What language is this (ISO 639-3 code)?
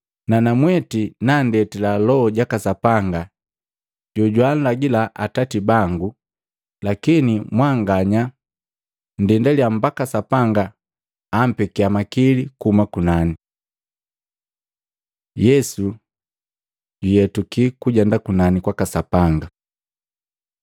mgv